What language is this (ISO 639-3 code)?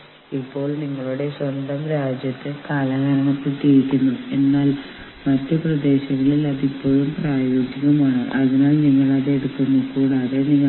mal